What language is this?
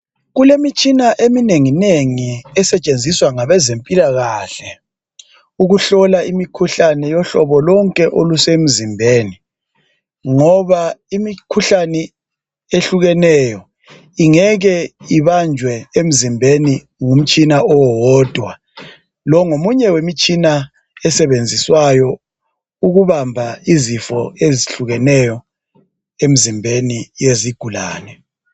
North Ndebele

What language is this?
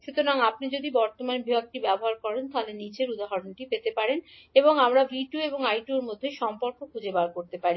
Bangla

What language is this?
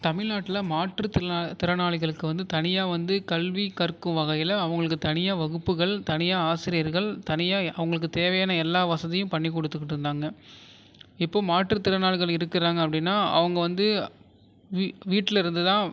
Tamil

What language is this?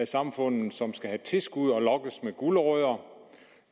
Danish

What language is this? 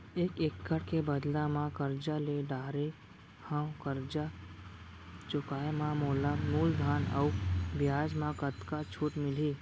Chhattisgarhi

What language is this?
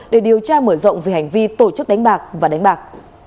Vietnamese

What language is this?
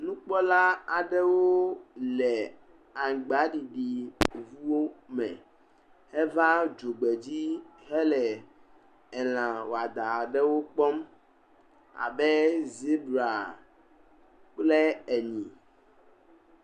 Ewe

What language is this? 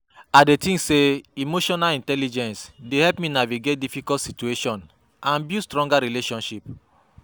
Nigerian Pidgin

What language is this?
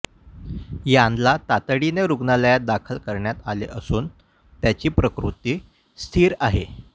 Marathi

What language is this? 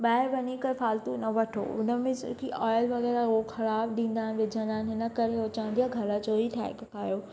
Sindhi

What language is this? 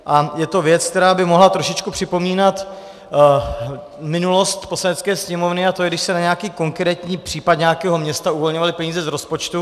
Czech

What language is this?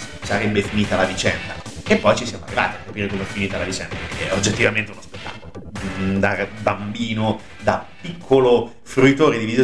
Italian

